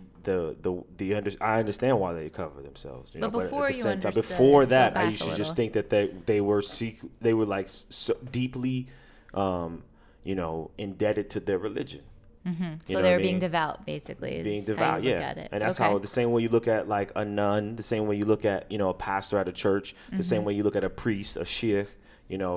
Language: English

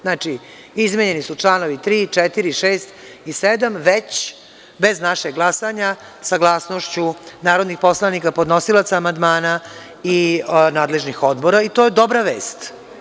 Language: Serbian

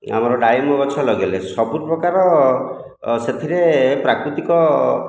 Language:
Odia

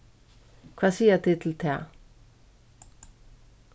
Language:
Faroese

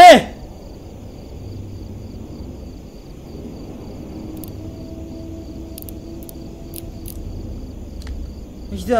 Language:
Arabic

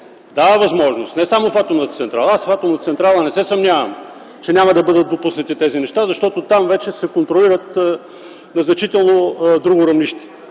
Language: Bulgarian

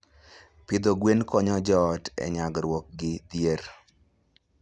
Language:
Luo (Kenya and Tanzania)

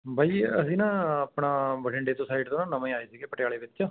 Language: Punjabi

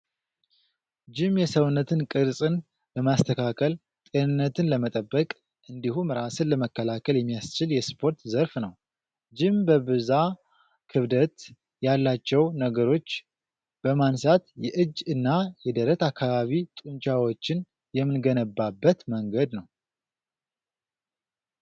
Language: Amharic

